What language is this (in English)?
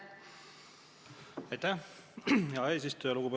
Estonian